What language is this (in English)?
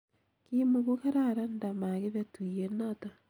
Kalenjin